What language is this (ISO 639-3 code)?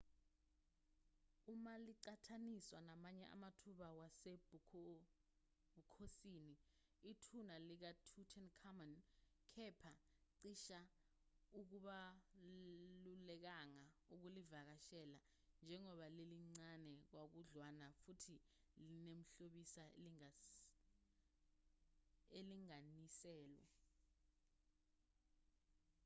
zul